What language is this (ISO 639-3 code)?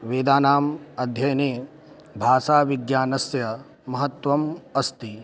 san